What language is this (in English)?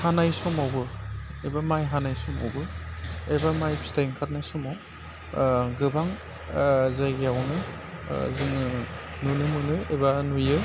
Bodo